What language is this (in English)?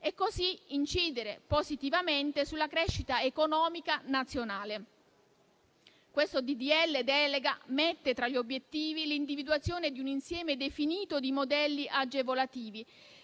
Italian